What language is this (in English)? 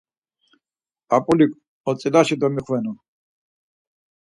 Laz